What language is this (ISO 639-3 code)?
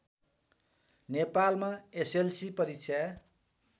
nep